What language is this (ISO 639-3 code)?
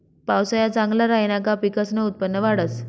mar